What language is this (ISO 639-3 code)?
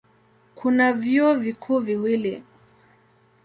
swa